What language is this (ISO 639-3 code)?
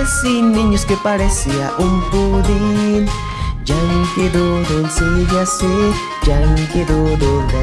spa